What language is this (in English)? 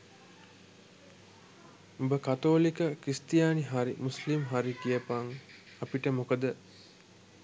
Sinhala